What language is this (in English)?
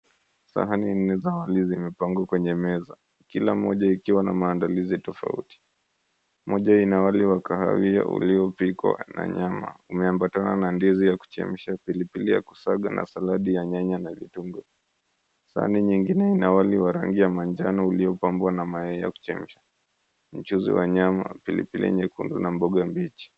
Swahili